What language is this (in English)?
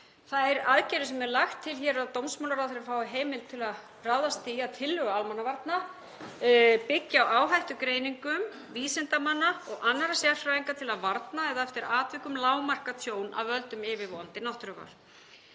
Icelandic